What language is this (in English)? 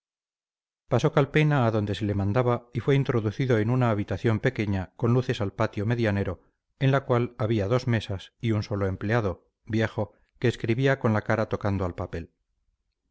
Spanish